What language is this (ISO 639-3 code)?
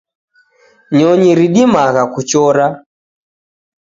dav